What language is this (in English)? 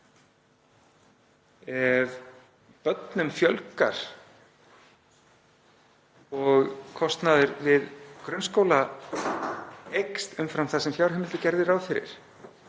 Icelandic